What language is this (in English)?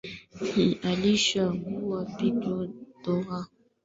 Swahili